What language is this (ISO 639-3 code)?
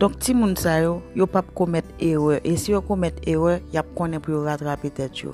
fil